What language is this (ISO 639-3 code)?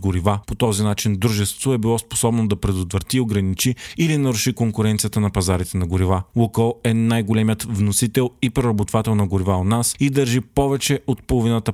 bul